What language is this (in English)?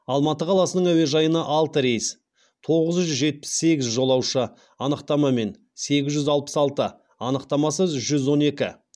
Kazakh